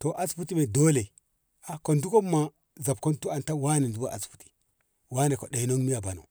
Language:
Ngamo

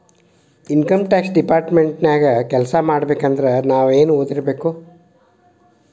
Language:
Kannada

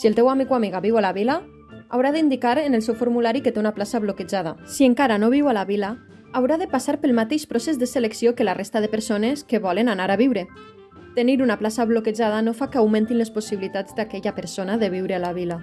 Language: Catalan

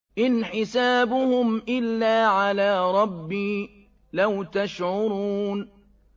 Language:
Arabic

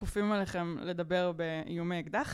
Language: Hebrew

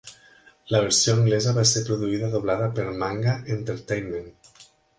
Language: Catalan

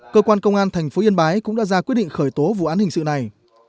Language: Vietnamese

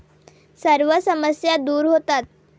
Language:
Marathi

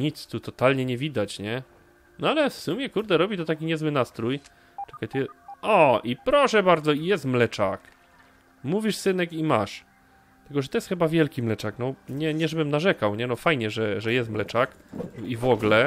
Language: Polish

